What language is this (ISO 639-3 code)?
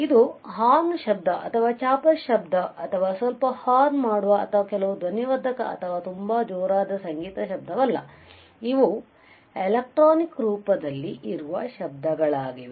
kan